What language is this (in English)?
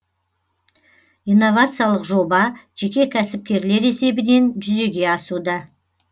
Kazakh